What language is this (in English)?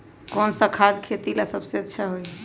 Magahi